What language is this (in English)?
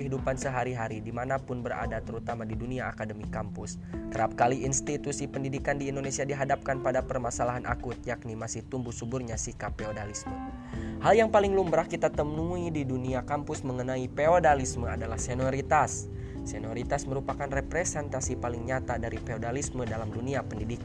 Indonesian